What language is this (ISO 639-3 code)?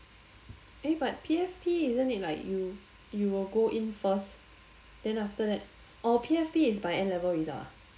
eng